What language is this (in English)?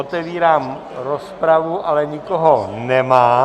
Czech